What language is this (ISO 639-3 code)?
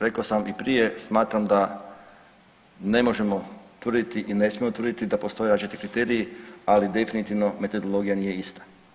hrv